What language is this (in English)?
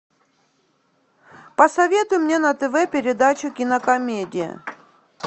Russian